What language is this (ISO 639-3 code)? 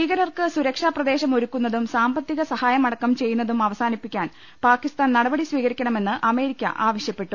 mal